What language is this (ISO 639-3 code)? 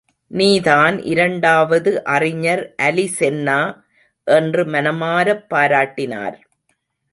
tam